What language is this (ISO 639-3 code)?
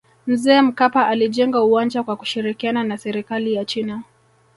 swa